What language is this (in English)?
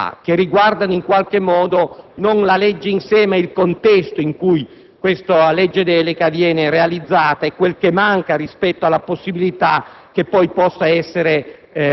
Italian